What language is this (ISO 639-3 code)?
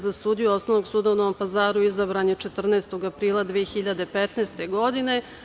srp